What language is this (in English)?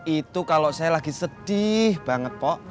Indonesian